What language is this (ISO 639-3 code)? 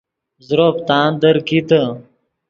ydg